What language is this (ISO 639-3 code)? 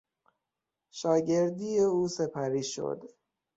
fas